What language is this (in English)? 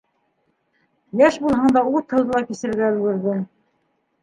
Bashkir